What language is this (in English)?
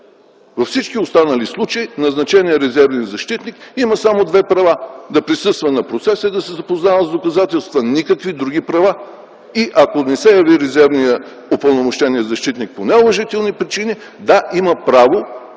Bulgarian